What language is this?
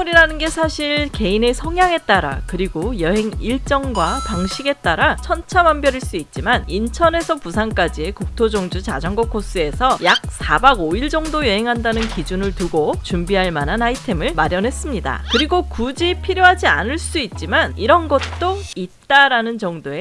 Korean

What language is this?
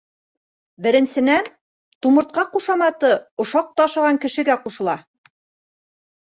Bashkir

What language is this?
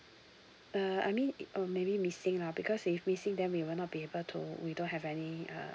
English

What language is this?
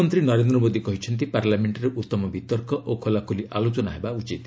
Odia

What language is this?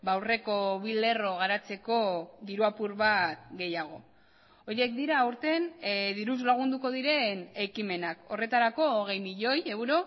Basque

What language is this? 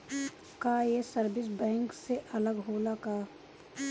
Bhojpuri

